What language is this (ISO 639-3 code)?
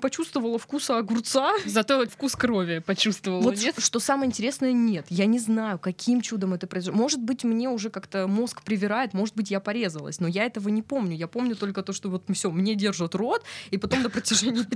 rus